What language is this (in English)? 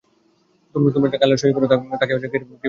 Bangla